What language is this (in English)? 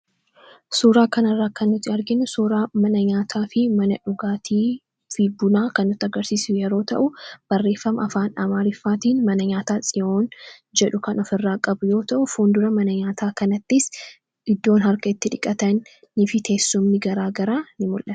Oromo